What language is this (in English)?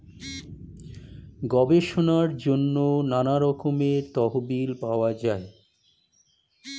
Bangla